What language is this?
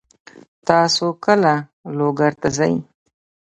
Pashto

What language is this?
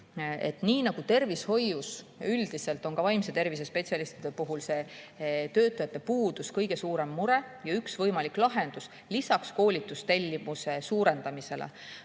Estonian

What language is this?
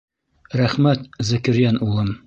Bashkir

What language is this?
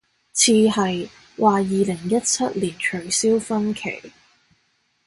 Cantonese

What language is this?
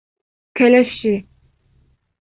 Bashkir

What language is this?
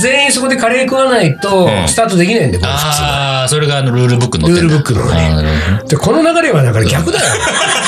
Japanese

